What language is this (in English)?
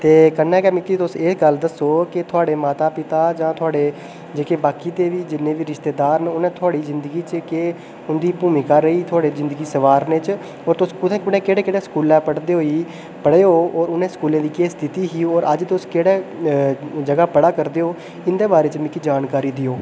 Dogri